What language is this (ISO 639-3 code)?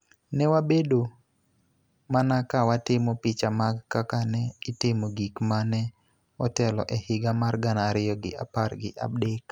luo